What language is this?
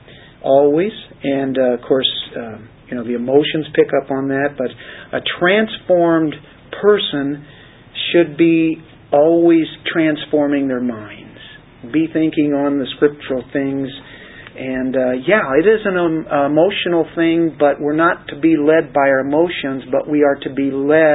English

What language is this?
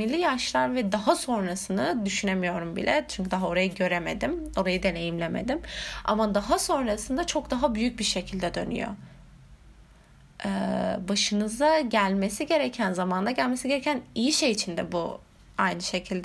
Turkish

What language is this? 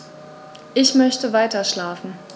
German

